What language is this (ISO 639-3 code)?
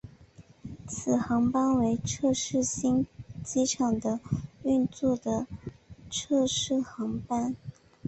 zho